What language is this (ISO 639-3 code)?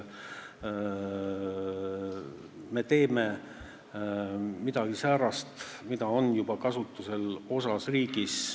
est